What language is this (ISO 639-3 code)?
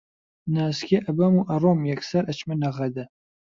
ckb